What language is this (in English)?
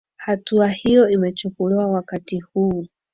Swahili